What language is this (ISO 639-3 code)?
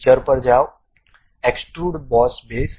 guj